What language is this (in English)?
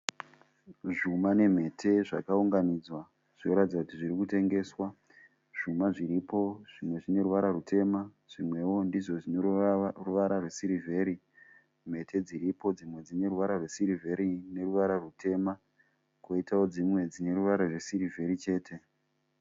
Shona